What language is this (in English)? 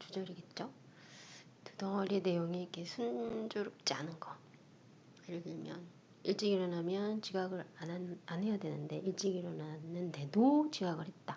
Korean